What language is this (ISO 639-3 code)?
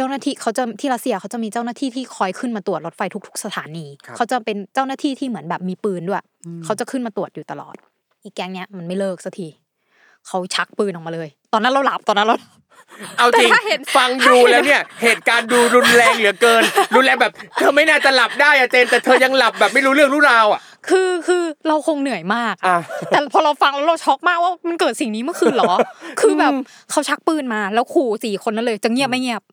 tha